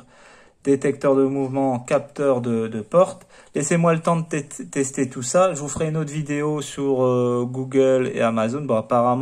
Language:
French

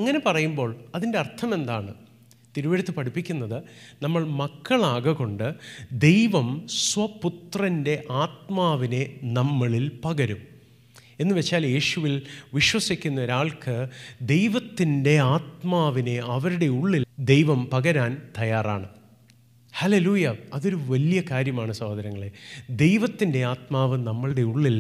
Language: Malayalam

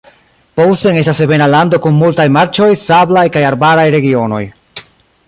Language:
Esperanto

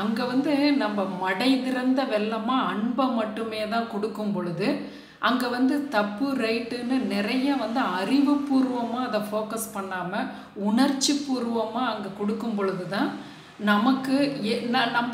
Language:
Romanian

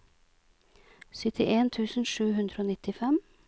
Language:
Norwegian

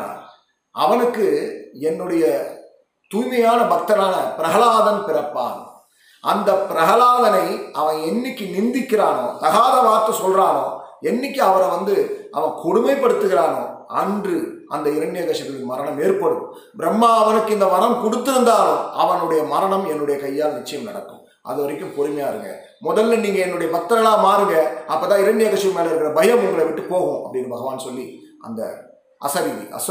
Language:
Tamil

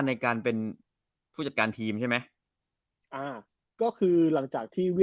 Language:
Thai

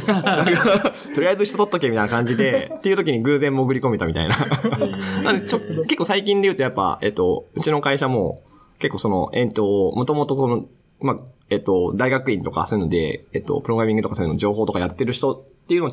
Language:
Japanese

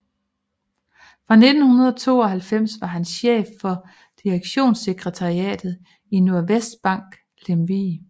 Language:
Danish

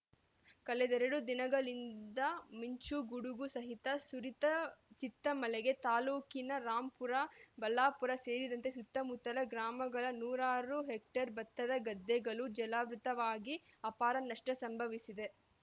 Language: Kannada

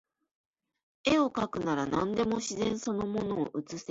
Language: Japanese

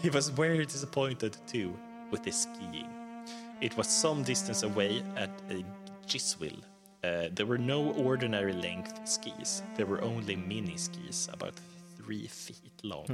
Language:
Swedish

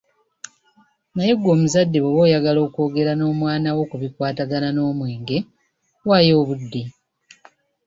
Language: Ganda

